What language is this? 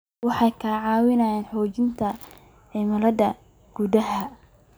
Somali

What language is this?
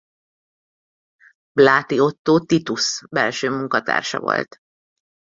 Hungarian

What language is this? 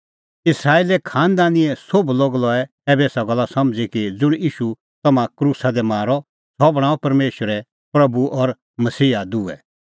Kullu Pahari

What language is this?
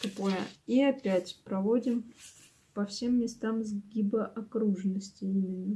Russian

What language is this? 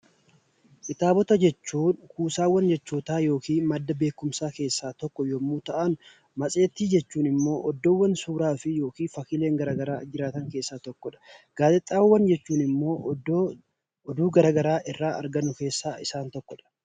Oromo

